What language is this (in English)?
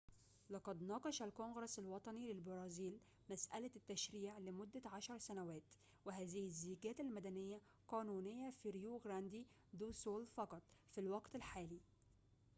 Arabic